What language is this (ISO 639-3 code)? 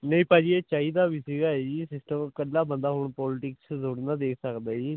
pan